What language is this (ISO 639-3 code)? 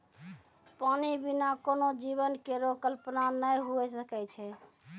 mai